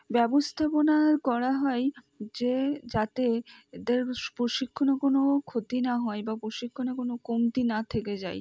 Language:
Bangla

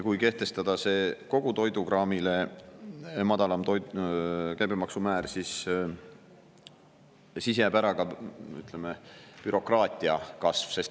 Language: Estonian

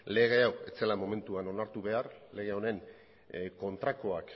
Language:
Basque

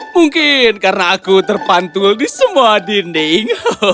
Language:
Indonesian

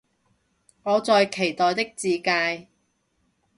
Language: Cantonese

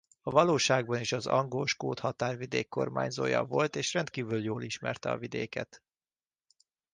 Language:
Hungarian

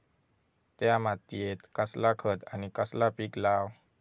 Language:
Marathi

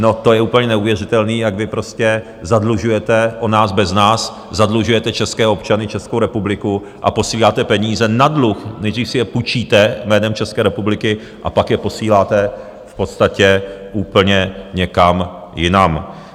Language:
Czech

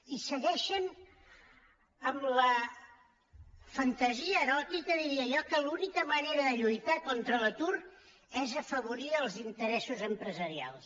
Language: Catalan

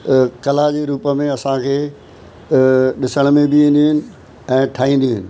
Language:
Sindhi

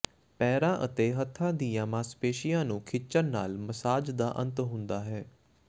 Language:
Punjabi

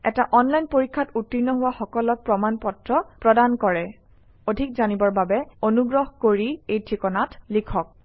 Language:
Assamese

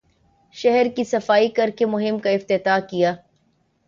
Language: Urdu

